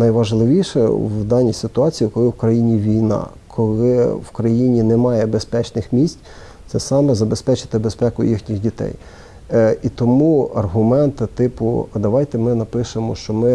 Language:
Ukrainian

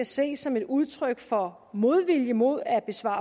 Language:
Danish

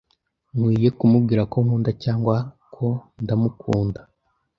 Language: Kinyarwanda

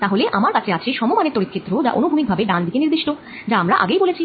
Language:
Bangla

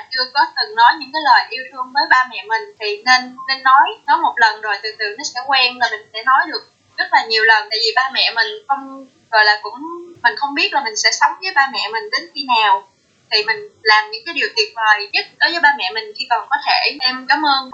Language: Vietnamese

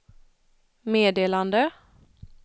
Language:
Swedish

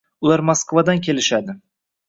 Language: Uzbek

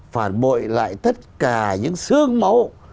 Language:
Vietnamese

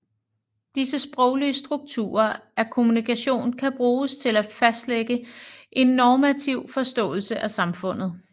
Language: Danish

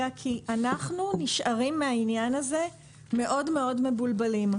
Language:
Hebrew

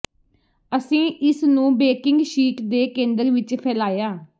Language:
Punjabi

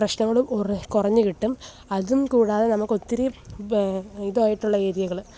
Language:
Malayalam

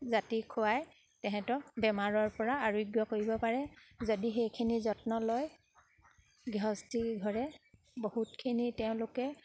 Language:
Assamese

